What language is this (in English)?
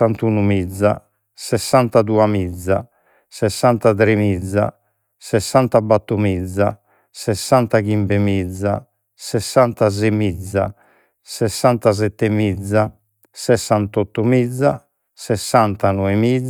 Sardinian